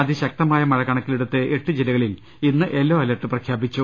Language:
Malayalam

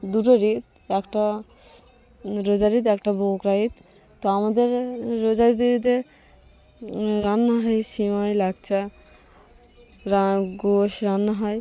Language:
Bangla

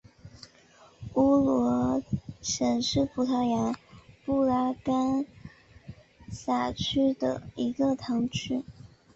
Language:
Chinese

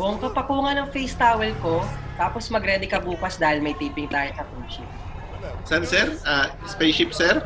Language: Filipino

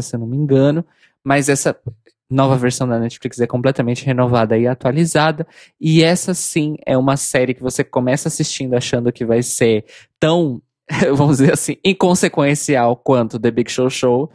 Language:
Portuguese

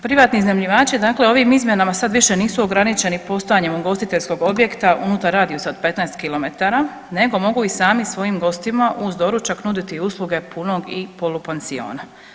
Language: Croatian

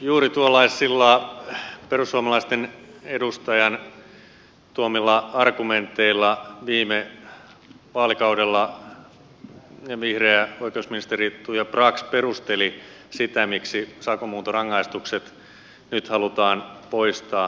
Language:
Finnish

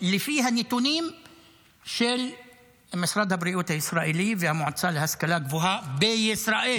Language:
Hebrew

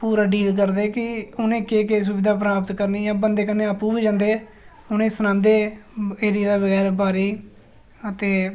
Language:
Dogri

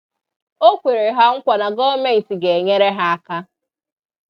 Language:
Igbo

